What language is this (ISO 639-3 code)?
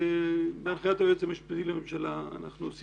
heb